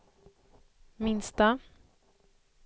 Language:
Swedish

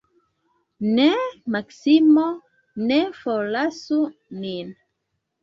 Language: Esperanto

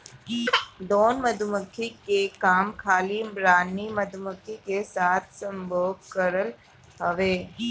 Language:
Bhojpuri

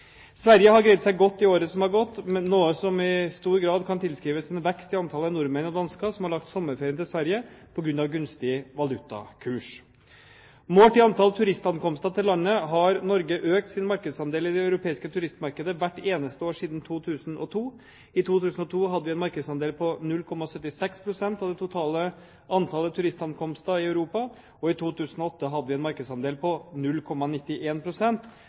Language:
Norwegian Bokmål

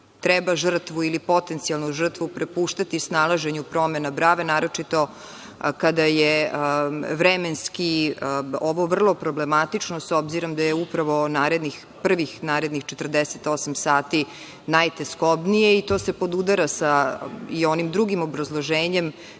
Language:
Serbian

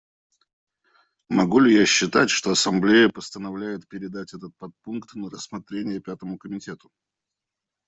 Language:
Russian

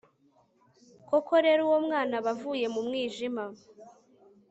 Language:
Kinyarwanda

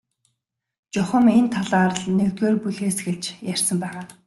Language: Mongolian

